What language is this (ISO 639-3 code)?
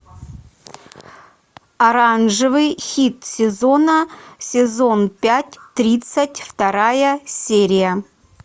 rus